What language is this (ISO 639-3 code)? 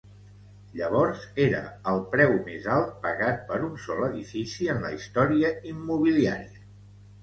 cat